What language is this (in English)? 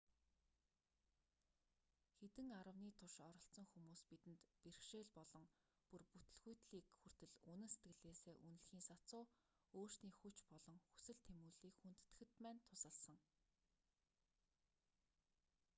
Mongolian